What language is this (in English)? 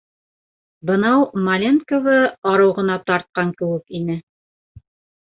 Bashkir